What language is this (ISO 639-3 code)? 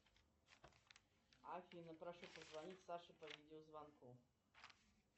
rus